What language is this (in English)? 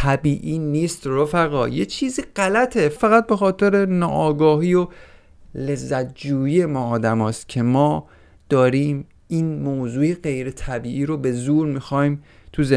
Persian